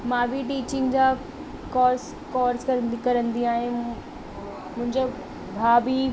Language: Sindhi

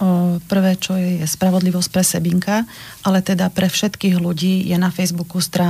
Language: Slovak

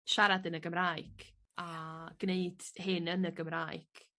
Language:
Welsh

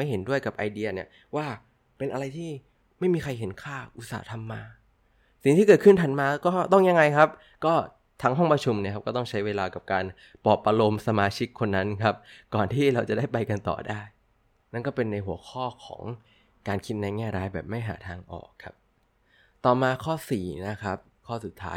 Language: Thai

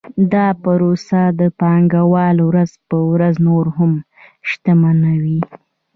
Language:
Pashto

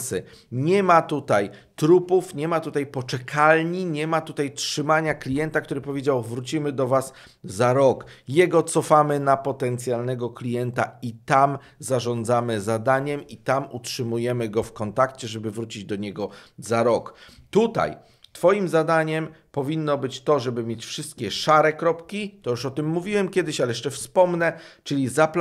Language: Polish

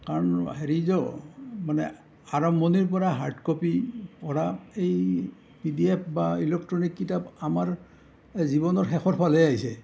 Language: Assamese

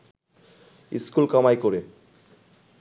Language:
Bangla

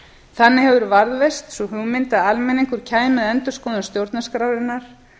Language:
Icelandic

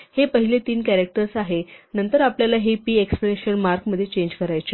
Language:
Marathi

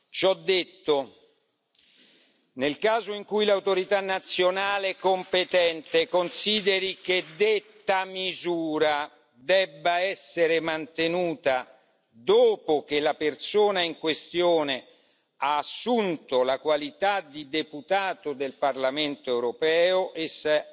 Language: Italian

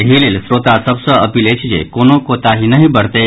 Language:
Maithili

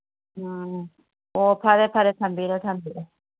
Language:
Manipuri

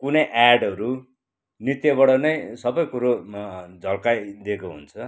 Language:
Nepali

